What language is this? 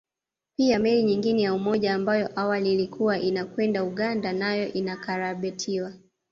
Swahili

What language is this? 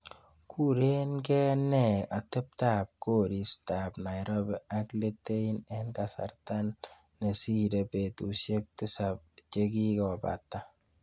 Kalenjin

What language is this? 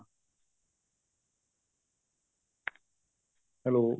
Punjabi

